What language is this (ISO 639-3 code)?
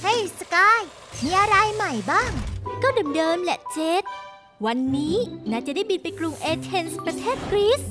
tha